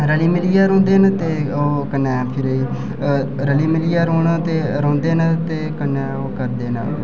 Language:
Dogri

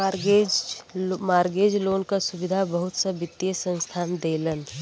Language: Bhojpuri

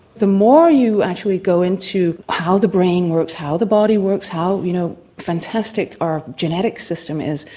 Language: English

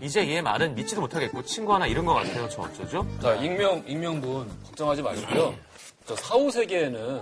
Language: Korean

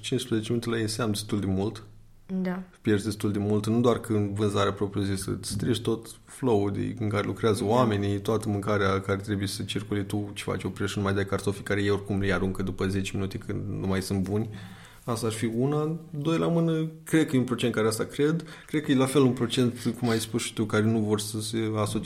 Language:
Romanian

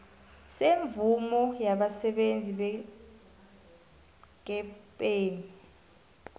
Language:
South Ndebele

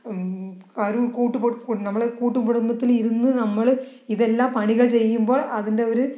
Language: Malayalam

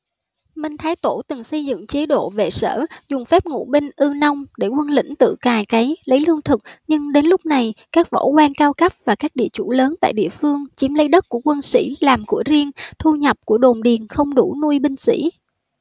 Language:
Vietnamese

